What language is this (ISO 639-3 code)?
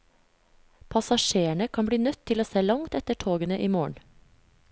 nor